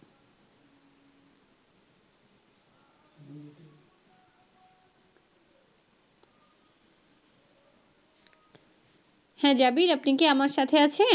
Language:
Bangla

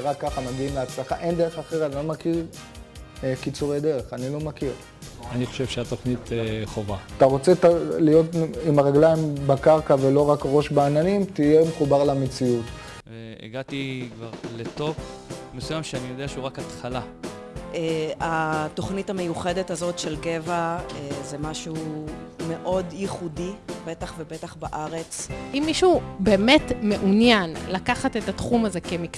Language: Hebrew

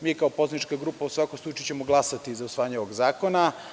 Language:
Serbian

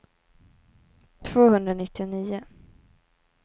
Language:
Swedish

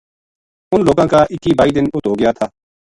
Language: Gujari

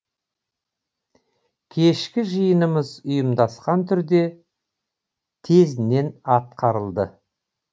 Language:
Kazakh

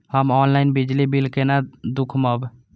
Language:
Maithili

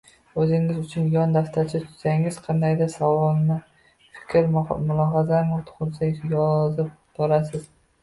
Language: Uzbek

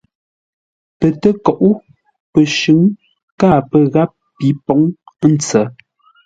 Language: Ngombale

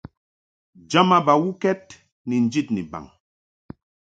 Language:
Mungaka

